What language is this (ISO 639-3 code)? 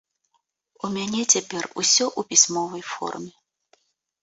bel